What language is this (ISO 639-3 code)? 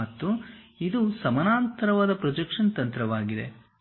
kan